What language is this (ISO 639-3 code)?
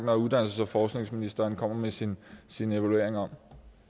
dan